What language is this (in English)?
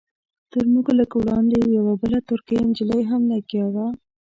Pashto